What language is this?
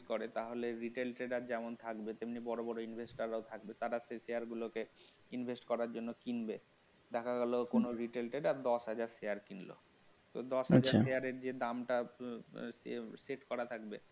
Bangla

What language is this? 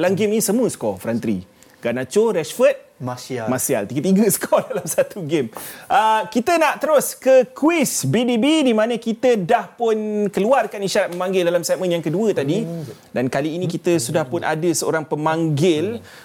Malay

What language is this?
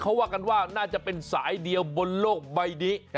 Thai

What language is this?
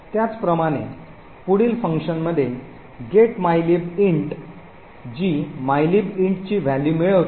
Marathi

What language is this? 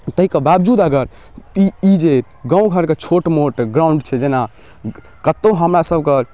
Maithili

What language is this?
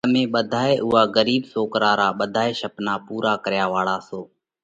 Parkari Koli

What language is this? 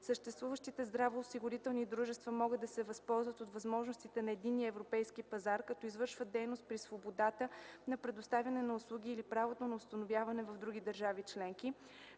Bulgarian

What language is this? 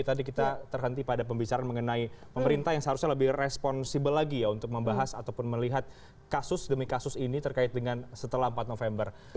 Indonesian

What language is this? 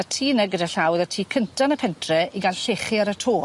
Welsh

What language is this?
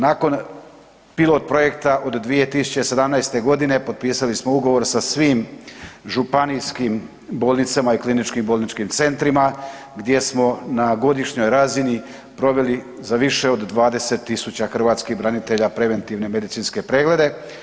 Croatian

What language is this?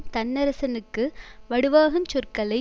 Tamil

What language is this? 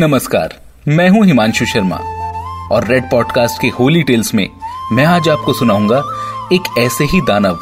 Hindi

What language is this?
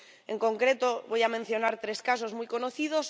Spanish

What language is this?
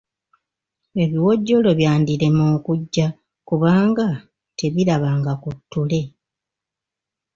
Ganda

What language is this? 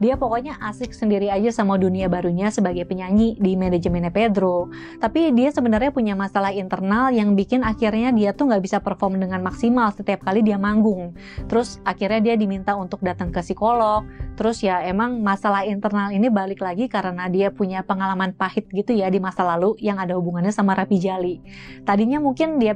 Indonesian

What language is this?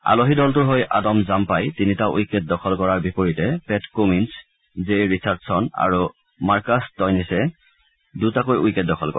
Assamese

